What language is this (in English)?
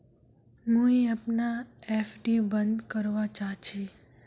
Magahi